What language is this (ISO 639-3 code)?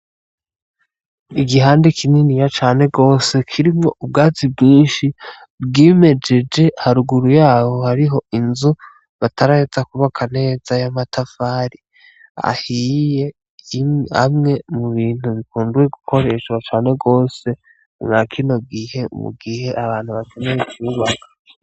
run